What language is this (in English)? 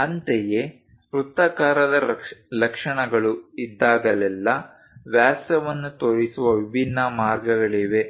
Kannada